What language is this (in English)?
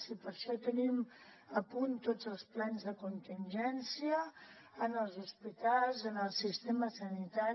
Catalan